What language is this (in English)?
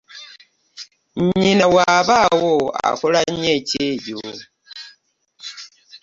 Ganda